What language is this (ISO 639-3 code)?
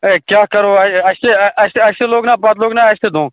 kas